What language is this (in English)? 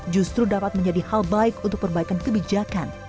Indonesian